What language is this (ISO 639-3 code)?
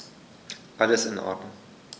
deu